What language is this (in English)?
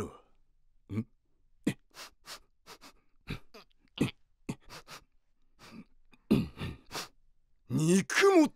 Japanese